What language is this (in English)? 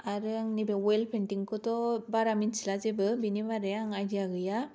Bodo